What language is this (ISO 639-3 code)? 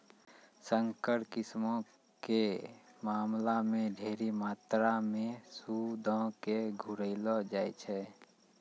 mai